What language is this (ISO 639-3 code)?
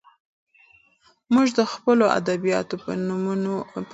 pus